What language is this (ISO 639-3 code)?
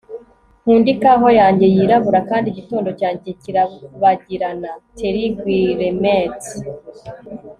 kin